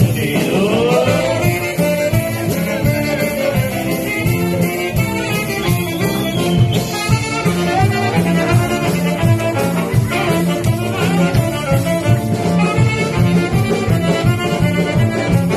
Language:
Arabic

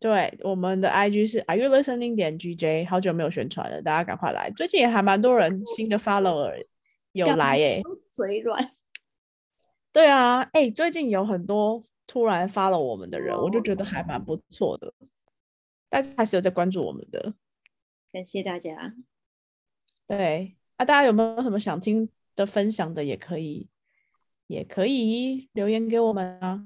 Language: Chinese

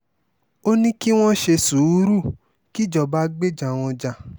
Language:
Yoruba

